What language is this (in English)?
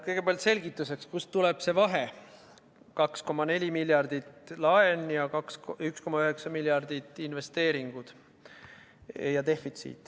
Estonian